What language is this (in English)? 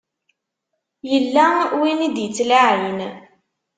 Kabyle